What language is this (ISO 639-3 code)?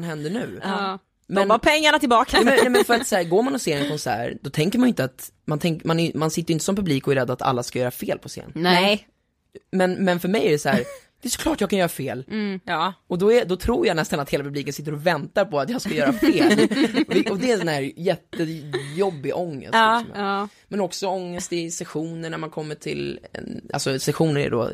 swe